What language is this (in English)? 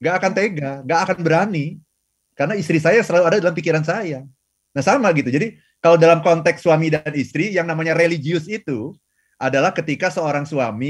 Indonesian